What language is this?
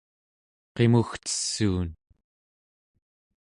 Central Yupik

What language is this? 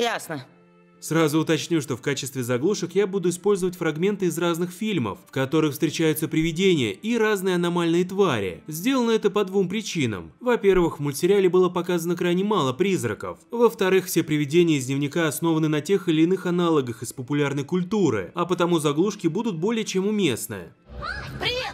Russian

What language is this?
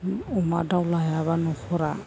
Bodo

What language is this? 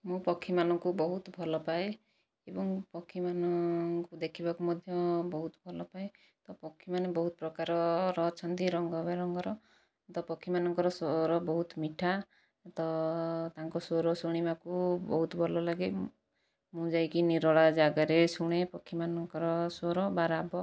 Odia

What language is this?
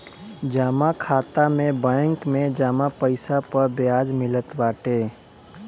Bhojpuri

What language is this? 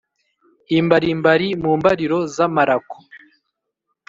Kinyarwanda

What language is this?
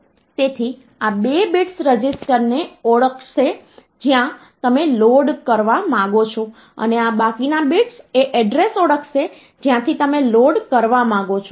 Gujarati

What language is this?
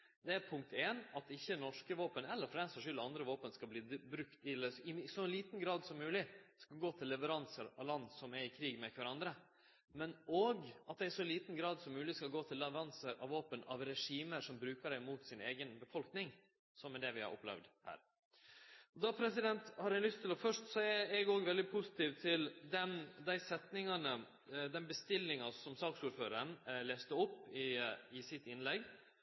Norwegian Nynorsk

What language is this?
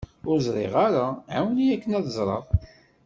Kabyle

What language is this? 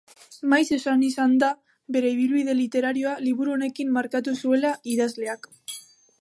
Basque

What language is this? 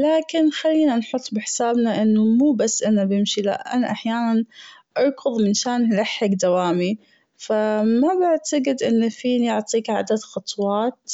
Gulf Arabic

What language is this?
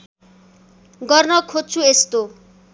Nepali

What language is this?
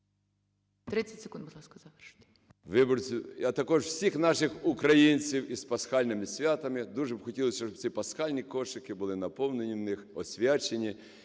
Ukrainian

